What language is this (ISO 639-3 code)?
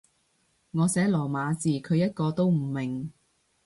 yue